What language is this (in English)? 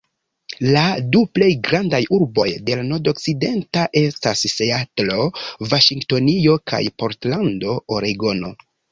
Esperanto